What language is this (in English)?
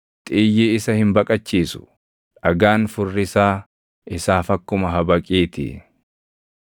Oromo